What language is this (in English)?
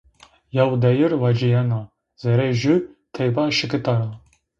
Zaza